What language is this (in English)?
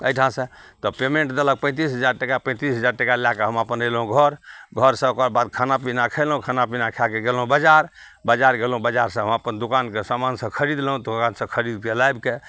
Maithili